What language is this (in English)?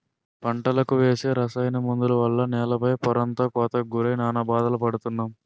Telugu